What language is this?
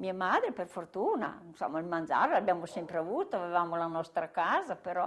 Italian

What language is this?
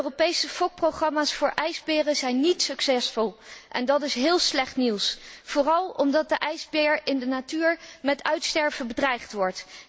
Dutch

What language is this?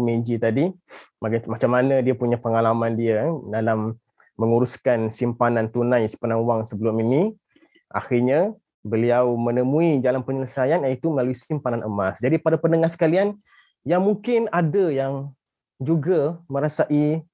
Malay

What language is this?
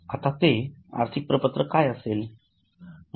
Marathi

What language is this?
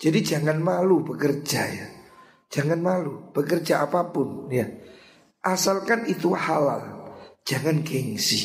Indonesian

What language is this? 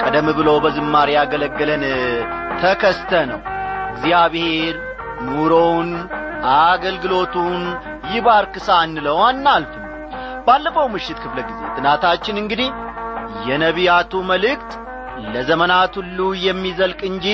Amharic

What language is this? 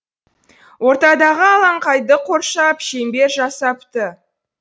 Kazakh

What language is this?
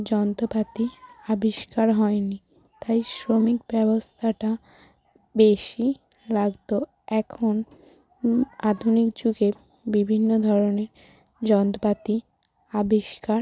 Bangla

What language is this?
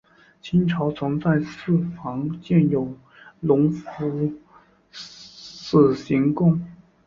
Chinese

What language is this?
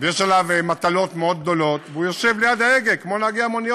Hebrew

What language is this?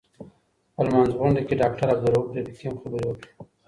Pashto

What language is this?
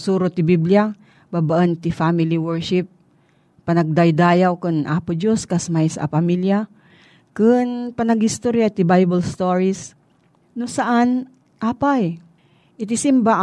Filipino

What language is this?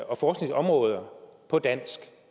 Danish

